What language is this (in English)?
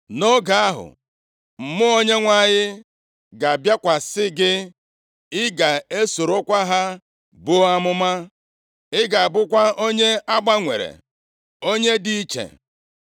Igbo